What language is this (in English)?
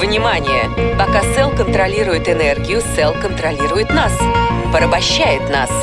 Russian